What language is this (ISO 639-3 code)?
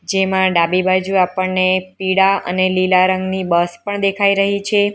guj